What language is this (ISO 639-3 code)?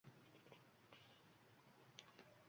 uzb